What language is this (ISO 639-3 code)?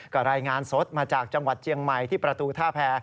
tha